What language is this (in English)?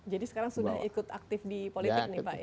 Indonesian